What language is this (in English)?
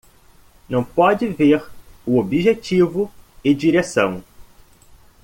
Portuguese